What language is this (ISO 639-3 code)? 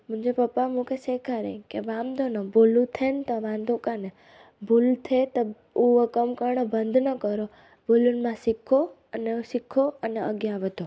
snd